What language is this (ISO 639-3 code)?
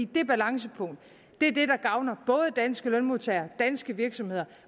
dan